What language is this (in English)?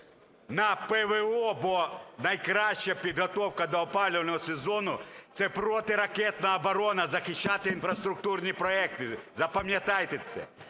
Ukrainian